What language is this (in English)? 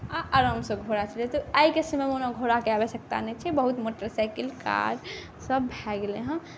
Maithili